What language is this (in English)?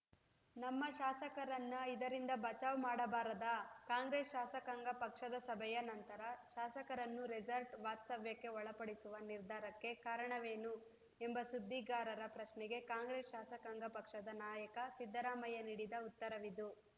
Kannada